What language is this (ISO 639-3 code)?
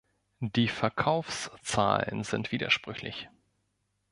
deu